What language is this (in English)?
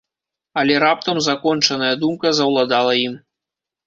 Belarusian